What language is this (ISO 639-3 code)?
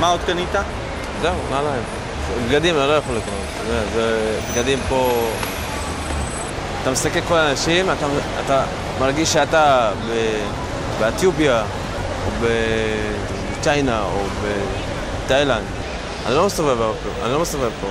heb